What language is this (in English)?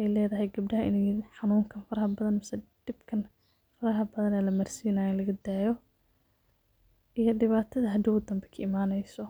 Somali